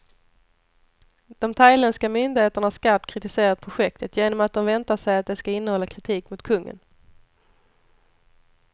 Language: Swedish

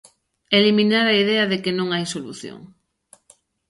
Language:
Galician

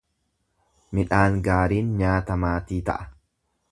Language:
Oromo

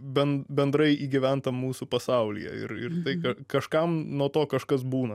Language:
Lithuanian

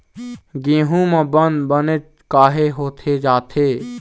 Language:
Chhattisgarhi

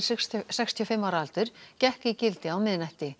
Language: Icelandic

